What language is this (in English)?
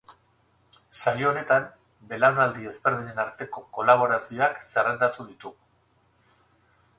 Basque